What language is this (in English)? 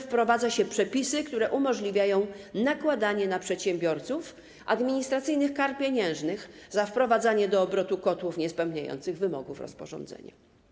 Polish